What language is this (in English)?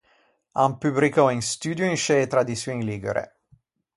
Ligurian